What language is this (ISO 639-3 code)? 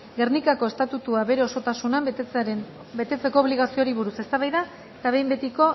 eus